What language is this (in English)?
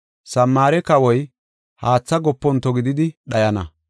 Gofa